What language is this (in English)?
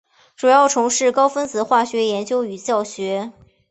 Chinese